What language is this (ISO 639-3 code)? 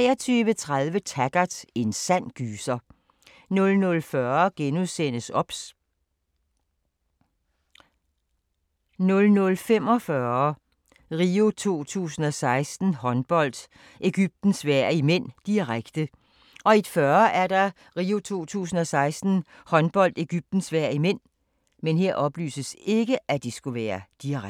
dan